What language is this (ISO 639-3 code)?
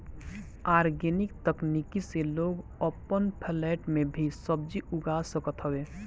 bho